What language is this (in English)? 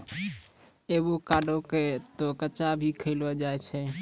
Maithili